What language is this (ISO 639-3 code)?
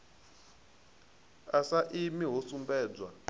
ven